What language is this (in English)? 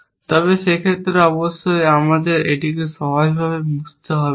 Bangla